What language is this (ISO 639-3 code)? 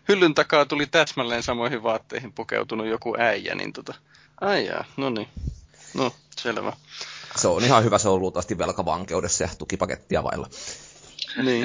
fin